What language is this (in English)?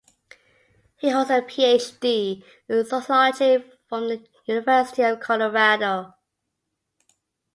English